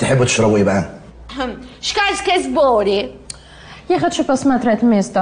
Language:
Arabic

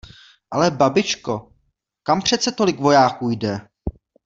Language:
Czech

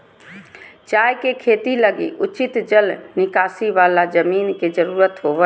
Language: Magahi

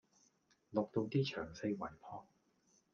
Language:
Cantonese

